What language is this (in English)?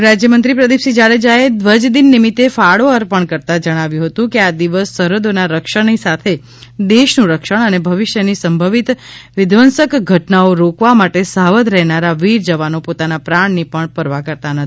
Gujarati